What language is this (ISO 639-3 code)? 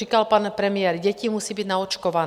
ces